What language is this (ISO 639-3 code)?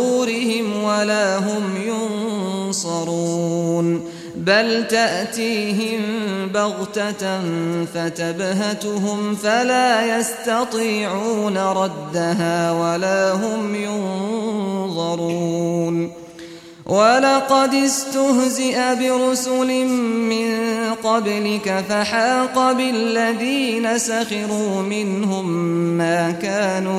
ara